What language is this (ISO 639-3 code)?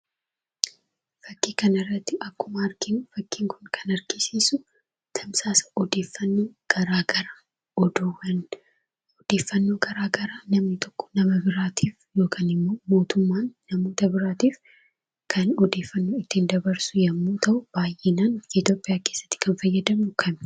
orm